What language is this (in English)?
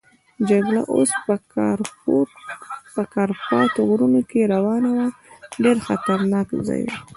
Pashto